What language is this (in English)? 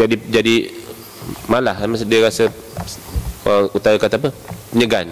Malay